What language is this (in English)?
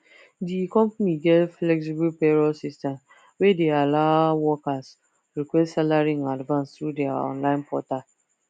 Nigerian Pidgin